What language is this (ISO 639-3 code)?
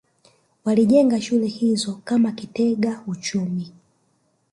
swa